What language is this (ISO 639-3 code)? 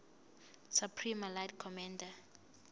zul